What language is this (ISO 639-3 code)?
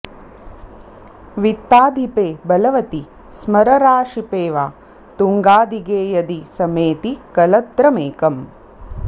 san